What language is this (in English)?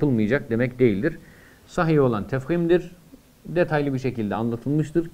Turkish